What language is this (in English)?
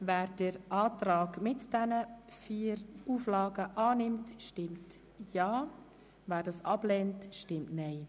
Swiss German